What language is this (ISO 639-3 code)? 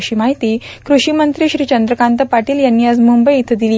mar